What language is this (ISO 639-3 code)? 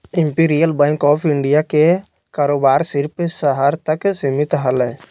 mag